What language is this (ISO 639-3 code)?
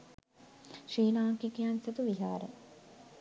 sin